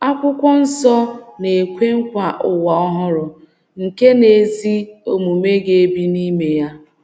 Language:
Igbo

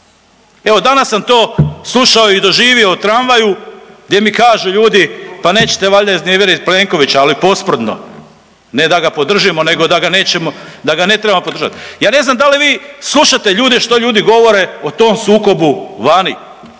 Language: Croatian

